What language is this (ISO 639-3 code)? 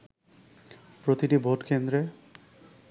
ben